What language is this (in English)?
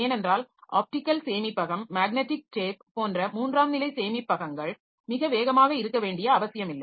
Tamil